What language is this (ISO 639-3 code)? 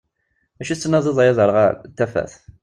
kab